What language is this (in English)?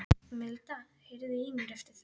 Icelandic